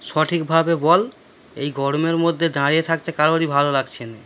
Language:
Bangla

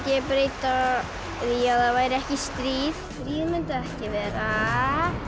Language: Icelandic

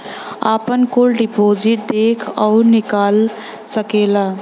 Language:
Bhojpuri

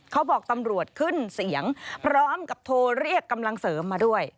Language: Thai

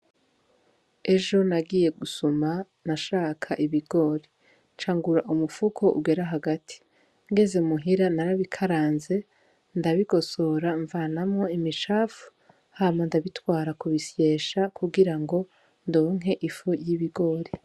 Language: Rundi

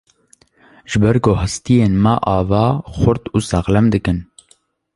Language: Kurdish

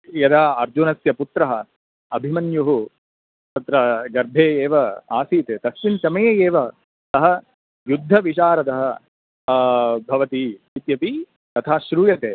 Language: Sanskrit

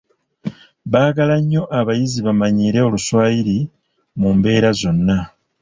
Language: Ganda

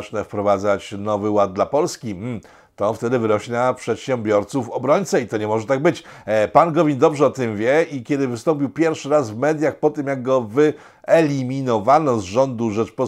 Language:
Polish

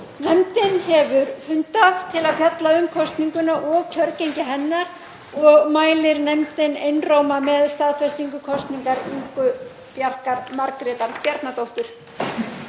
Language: Icelandic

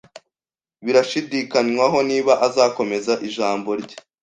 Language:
Kinyarwanda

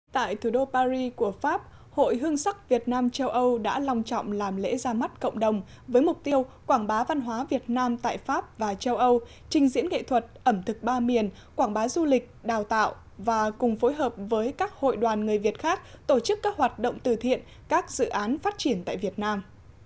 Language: Vietnamese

